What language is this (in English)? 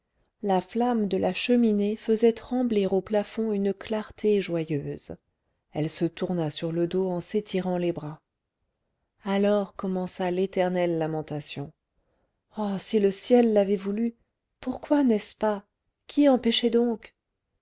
French